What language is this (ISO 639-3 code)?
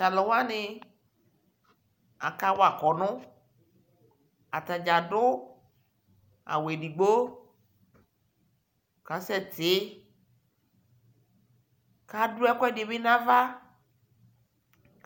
kpo